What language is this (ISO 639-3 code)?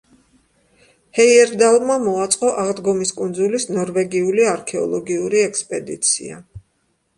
kat